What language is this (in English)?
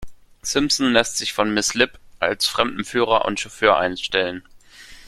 German